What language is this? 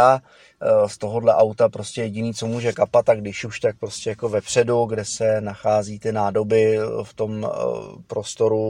Czech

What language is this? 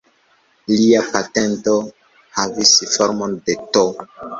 Esperanto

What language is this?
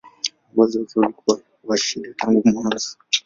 Swahili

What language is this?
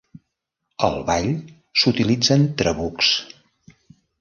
Catalan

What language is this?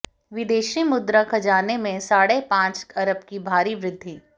Hindi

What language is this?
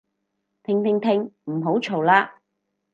Cantonese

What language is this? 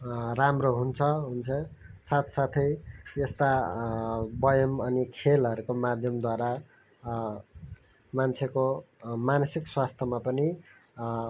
Nepali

